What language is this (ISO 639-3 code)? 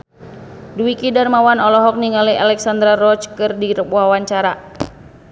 sun